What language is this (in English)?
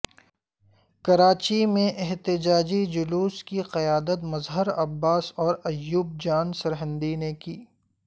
Urdu